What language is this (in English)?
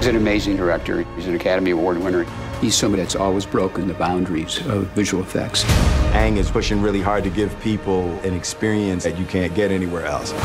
English